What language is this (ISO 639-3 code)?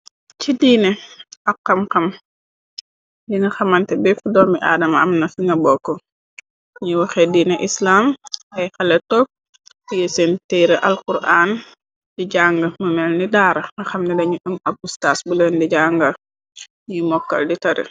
wol